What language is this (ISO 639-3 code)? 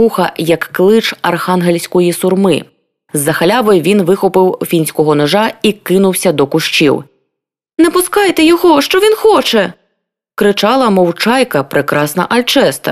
ukr